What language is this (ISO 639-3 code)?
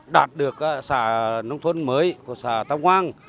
vie